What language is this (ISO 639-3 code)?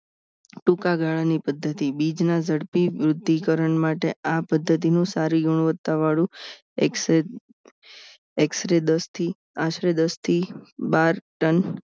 guj